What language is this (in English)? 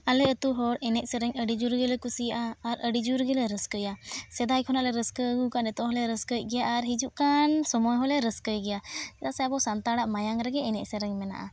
Santali